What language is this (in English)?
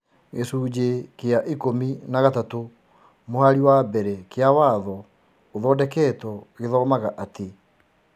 Kikuyu